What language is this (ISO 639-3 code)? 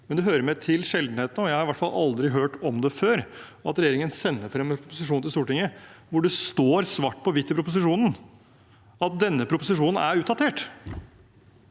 nor